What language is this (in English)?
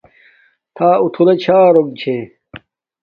Domaaki